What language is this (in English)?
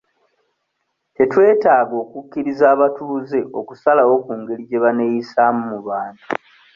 Ganda